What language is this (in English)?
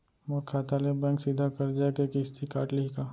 Chhattisgarhi